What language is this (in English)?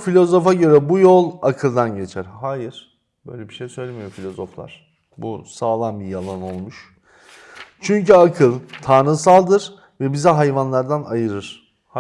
Turkish